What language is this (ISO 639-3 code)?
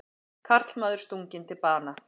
isl